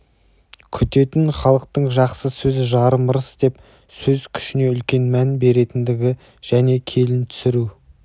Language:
Kazakh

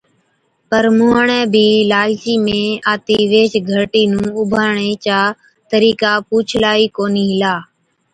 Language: Od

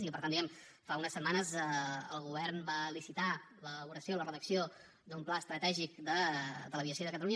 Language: Catalan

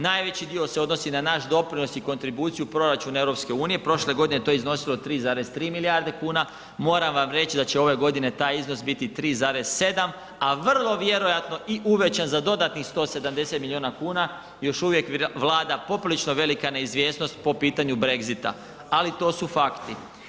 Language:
Croatian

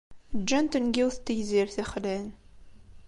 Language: Kabyle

